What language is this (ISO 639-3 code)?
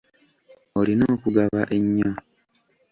lug